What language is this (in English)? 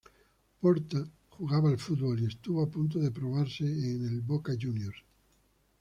Spanish